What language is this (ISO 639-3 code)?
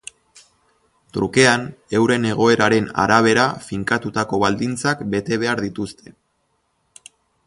eus